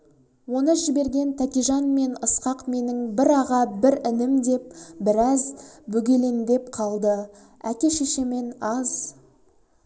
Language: Kazakh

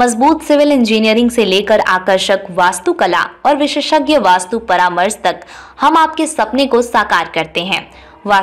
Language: Hindi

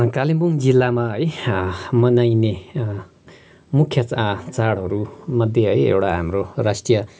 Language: Nepali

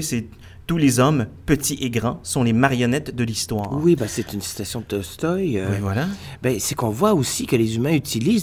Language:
French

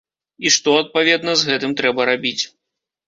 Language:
Belarusian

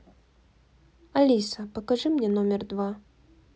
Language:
Russian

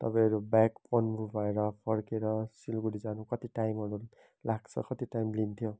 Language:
Nepali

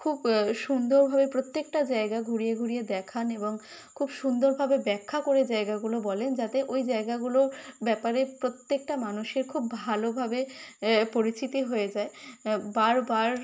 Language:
Bangla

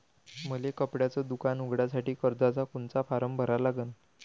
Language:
Marathi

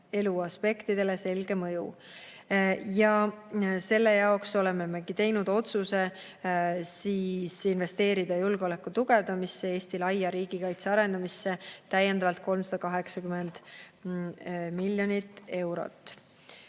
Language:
Estonian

